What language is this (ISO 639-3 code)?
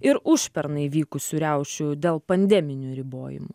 lit